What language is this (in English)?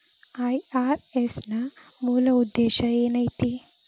Kannada